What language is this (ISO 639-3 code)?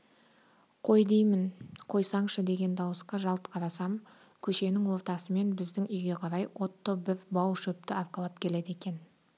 kaz